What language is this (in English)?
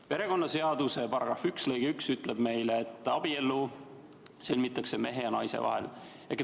Estonian